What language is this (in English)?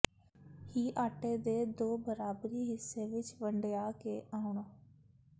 Punjabi